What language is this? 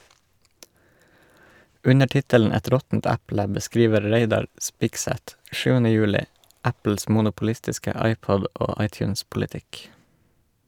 Norwegian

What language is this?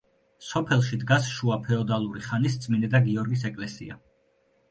Georgian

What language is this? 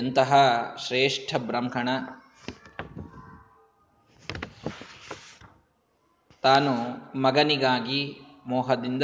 Kannada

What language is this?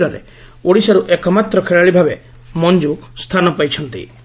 Odia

